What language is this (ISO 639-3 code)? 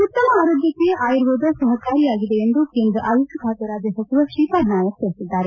kan